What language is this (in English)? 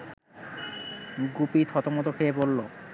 Bangla